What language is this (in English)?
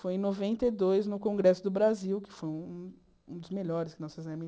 Portuguese